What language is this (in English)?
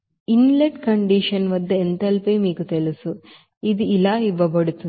Telugu